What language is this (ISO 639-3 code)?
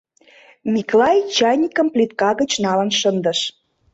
chm